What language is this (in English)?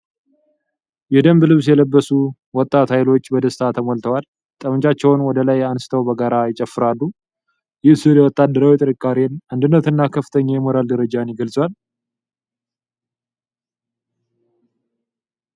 Amharic